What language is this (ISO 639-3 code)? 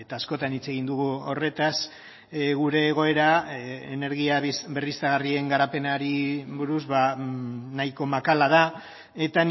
eus